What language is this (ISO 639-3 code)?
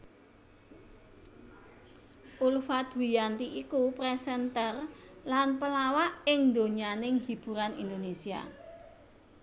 jav